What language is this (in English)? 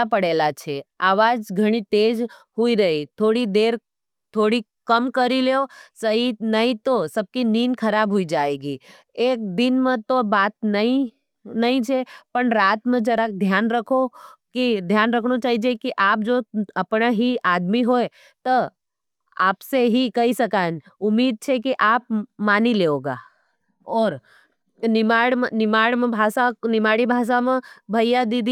Nimadi